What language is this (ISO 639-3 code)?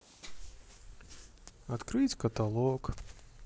rus